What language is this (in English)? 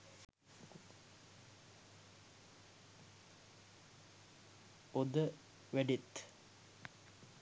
Sinhala